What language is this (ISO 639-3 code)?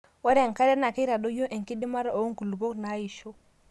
mas